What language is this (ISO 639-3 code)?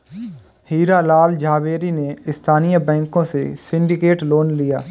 hin